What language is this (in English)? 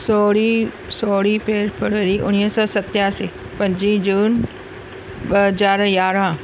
Sindhi